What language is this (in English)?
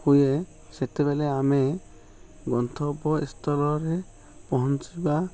Odia